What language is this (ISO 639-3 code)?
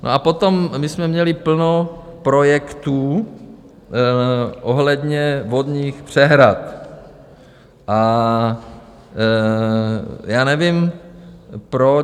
ces